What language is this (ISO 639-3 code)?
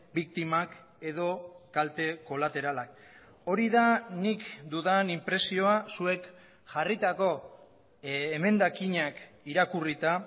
eus